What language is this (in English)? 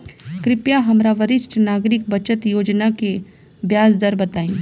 Bhojpuri